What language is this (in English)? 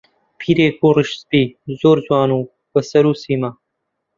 Central Kurdish